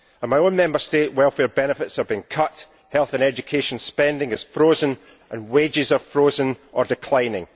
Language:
English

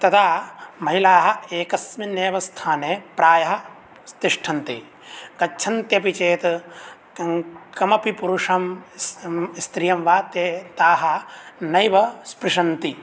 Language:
Sanskrit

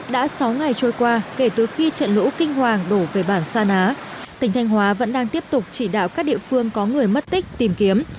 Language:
Vietnamese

